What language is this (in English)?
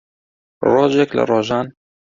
Central Kurdish